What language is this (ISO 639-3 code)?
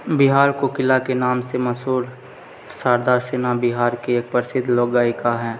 mai